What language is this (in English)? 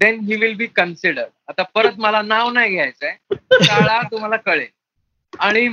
Marathi